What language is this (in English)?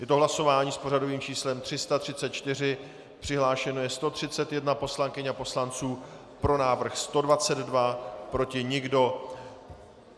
Czech